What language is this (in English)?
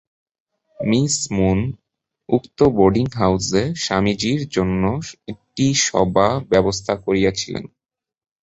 Bangla